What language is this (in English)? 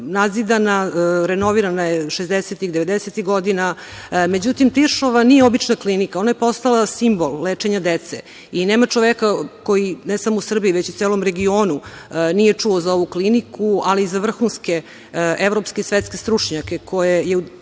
Serbian